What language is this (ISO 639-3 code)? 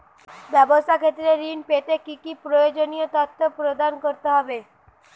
ben